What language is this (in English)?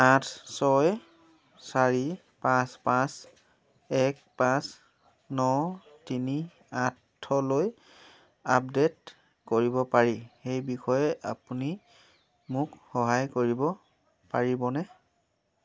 Assamese